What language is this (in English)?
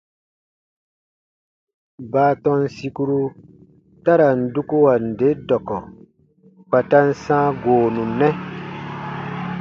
Baatonum